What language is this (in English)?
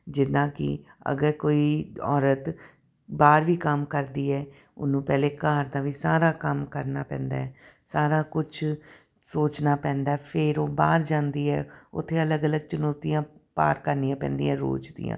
Punjabi